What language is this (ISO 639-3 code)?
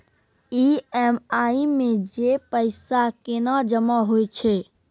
mai